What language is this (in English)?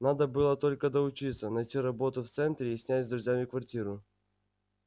Russian